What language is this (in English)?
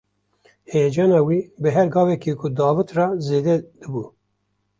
Kurdish